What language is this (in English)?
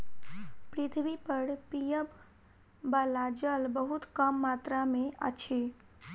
Maithili